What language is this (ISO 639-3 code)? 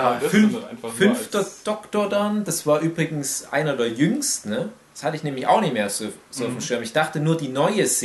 deu